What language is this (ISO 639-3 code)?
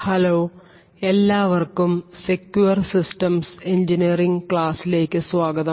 mal